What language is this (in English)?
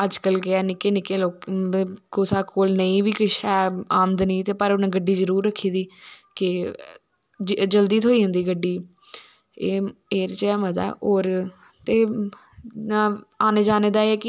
Dogri